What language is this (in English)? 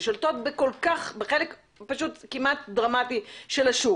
Hebrew